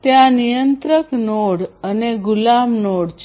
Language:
Gujarati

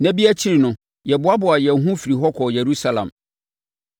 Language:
Akan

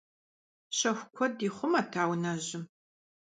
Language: Kabardian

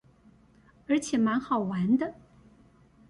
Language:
Chinese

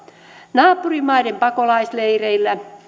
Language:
Finnish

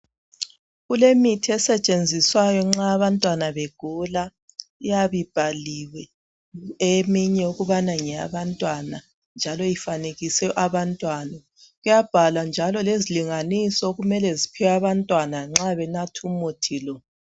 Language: North Ndebele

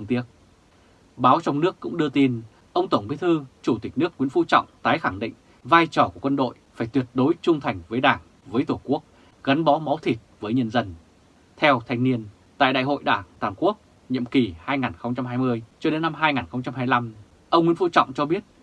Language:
Vietnamese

